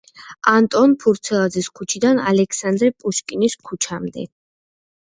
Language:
Georgian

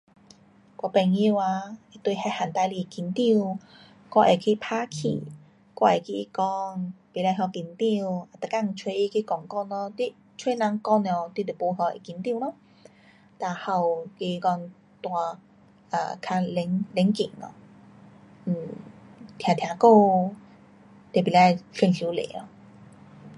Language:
Pu-Xian Chinese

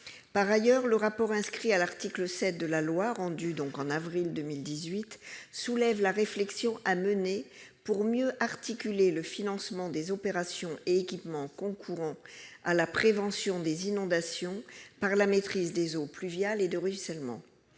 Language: French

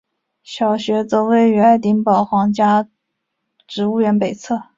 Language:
Chinese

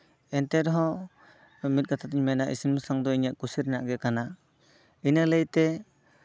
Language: Santali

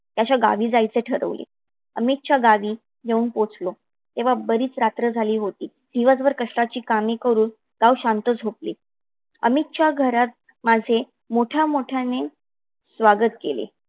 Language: Marathi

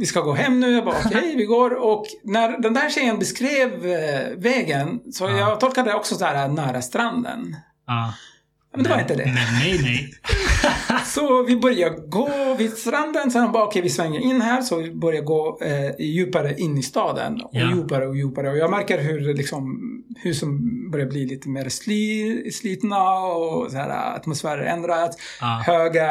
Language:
Swedish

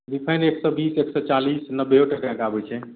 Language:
Maithili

